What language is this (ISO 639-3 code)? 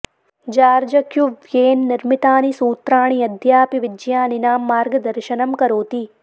san